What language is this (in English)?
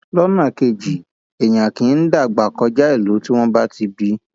Yoruba